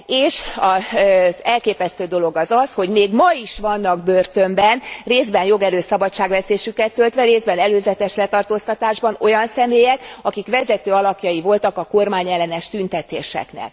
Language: Hungarian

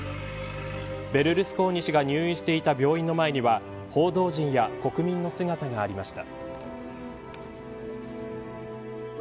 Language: Japanese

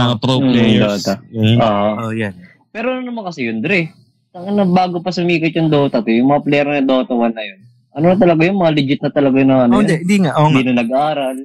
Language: Filipino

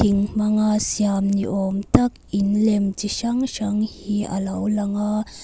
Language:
Mizo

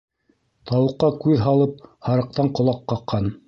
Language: Bashkir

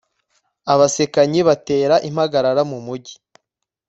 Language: Kinyarwanda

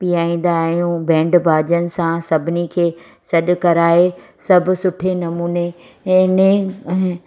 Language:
Sindhi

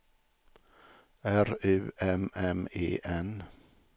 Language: Swedish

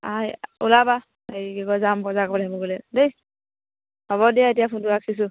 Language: Assamese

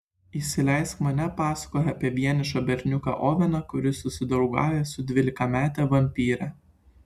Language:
Lithuanian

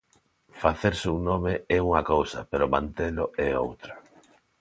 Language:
Galician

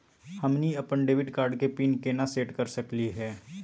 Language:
Magahi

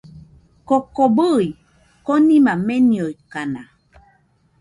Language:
Nüpode Huitoto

